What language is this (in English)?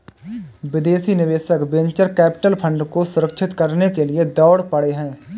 Hindi